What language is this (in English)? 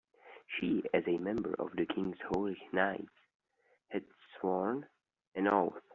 English